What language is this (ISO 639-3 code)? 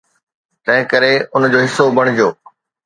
snd